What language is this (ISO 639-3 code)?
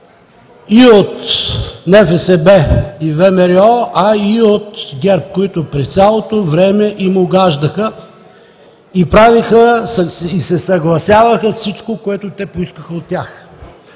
bul